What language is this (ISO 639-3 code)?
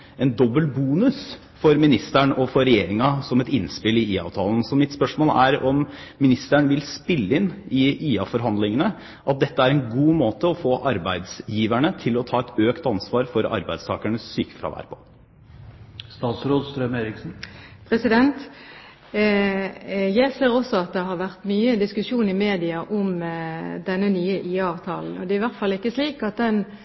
nob